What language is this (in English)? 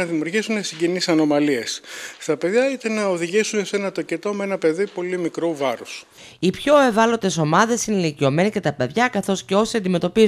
Greek